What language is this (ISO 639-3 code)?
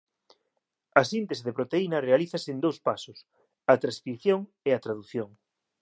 glg